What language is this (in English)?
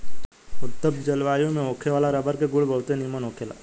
Bhojpuri